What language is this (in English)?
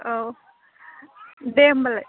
Bodo